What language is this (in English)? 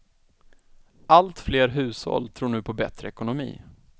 Swedish